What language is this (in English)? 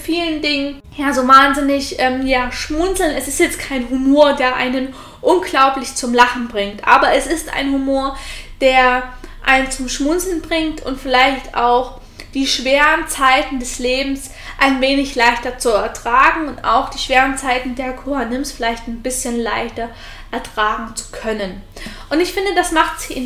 German